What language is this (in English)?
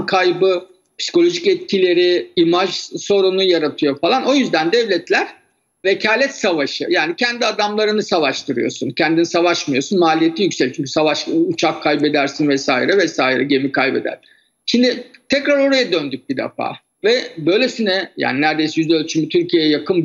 Turkish